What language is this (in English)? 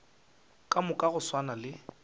Northern Sotho